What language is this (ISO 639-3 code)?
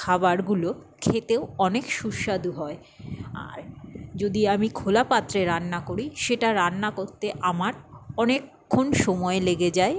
ben